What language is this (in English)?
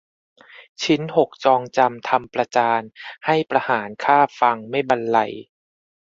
Thai